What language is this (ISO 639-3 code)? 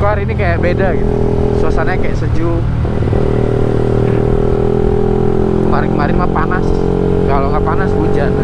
ind